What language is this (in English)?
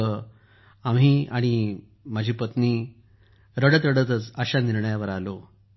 Marathi